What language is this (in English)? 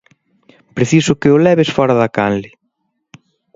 Galician